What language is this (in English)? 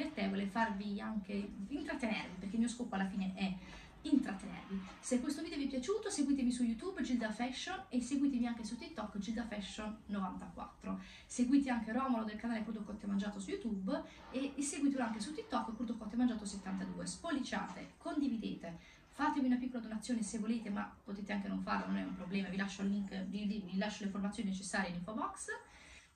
Italian